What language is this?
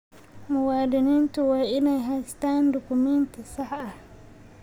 Somali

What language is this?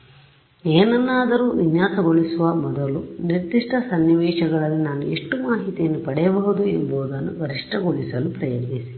Kannada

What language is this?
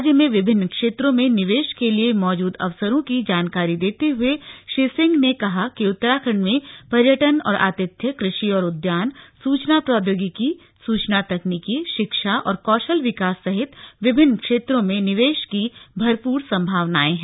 Hindi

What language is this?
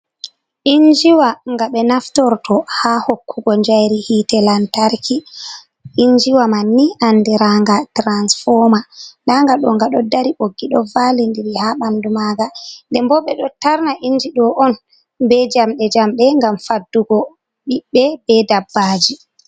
Fula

